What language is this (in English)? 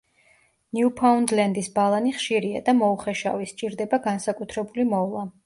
Georgian